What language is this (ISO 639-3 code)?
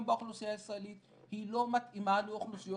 heb